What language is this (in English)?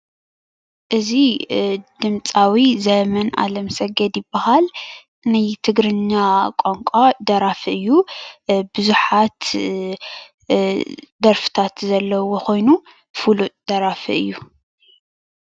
Tigrinya